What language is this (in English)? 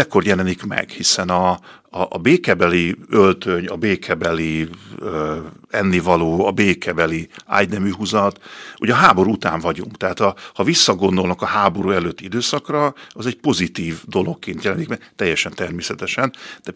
Hungarian